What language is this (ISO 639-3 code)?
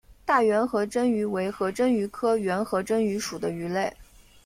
zho